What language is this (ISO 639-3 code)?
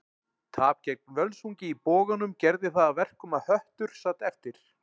isl